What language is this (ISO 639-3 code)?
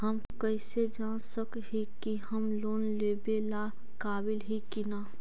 mag